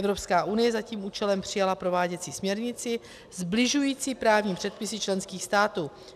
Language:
Czech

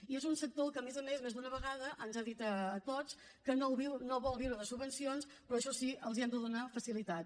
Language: Catalan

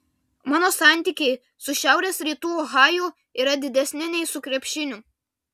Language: Lithuanian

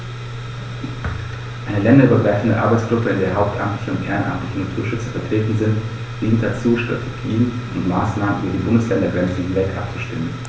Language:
German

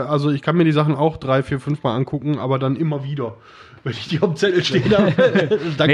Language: German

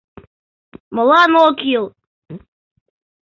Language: Mari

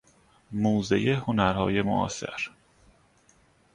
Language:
Persian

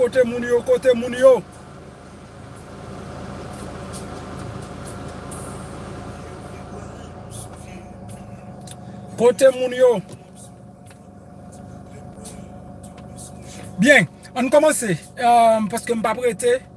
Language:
French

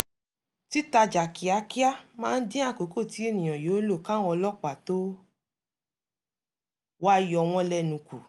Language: Yoruba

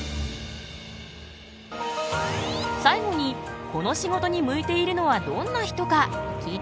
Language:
Japanese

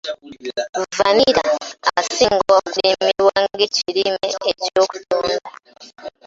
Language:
Ganda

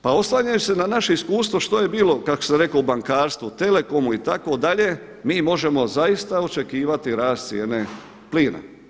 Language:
Croatian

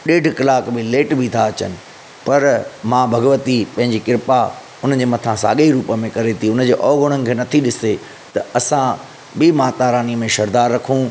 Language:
Sindhi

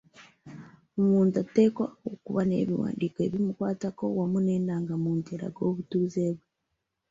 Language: Ganda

